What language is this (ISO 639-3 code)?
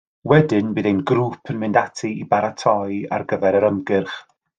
cym